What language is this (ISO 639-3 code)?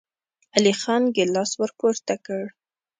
pus